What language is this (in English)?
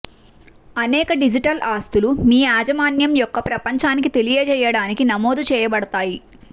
Telugu